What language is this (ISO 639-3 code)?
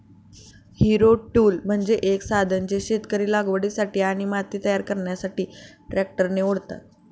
mar